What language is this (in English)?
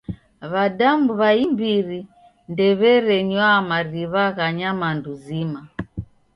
Taita